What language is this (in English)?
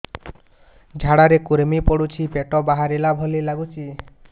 Odia